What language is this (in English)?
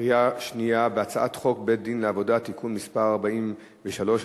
Hebrew